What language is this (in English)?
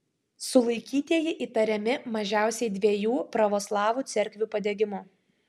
Lithuanian